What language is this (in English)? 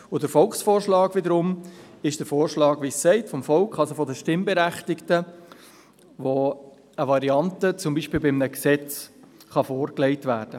Swiss German